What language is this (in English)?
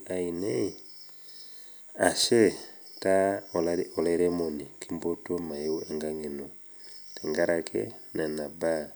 Masai